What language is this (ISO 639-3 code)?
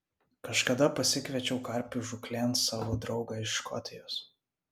lit